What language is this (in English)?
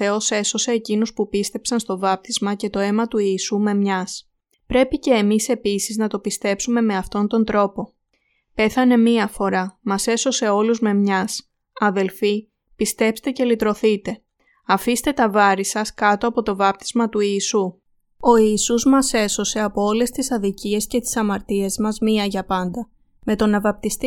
Greek